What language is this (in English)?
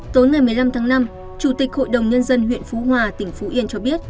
Vietnamese